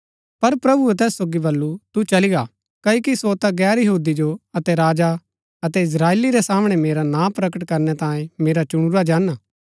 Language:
Gaddi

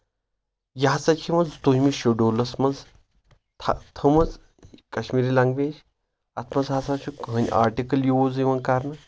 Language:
Kashmiri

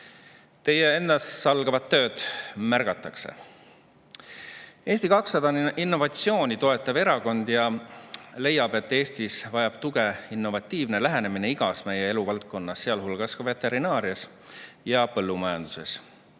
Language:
Estonian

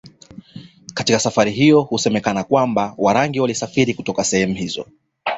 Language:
Swahili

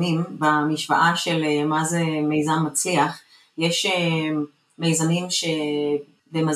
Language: Hebrew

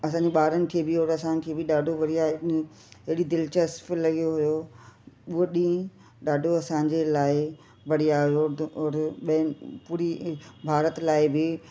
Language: Sindhi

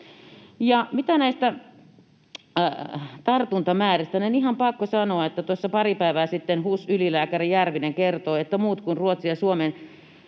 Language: Finnish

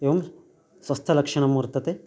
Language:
Sanskrit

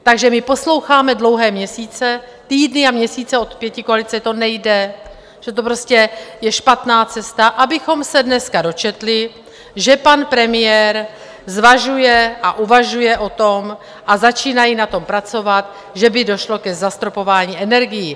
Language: Czech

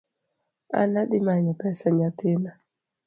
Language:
Luo (Kenya and Tanzania)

